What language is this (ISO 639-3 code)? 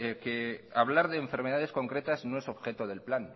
spa